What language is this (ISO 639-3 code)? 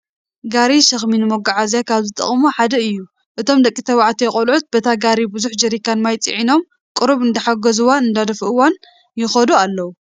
tir